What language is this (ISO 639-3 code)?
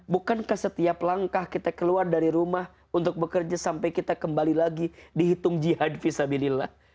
ind